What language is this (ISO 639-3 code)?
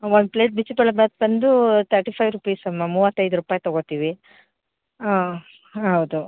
kan